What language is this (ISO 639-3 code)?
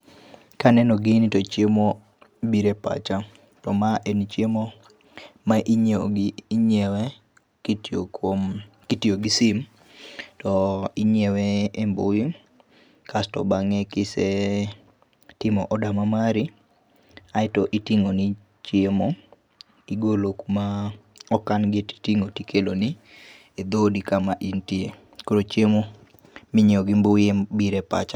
luo